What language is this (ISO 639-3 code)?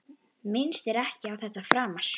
isl